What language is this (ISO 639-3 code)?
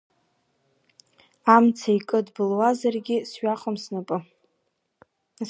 abk